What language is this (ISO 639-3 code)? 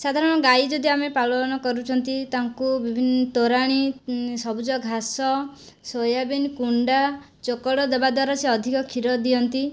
ori